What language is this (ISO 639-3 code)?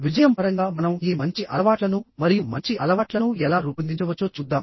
tel